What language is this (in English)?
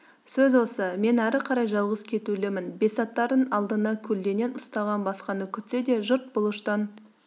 Kazakh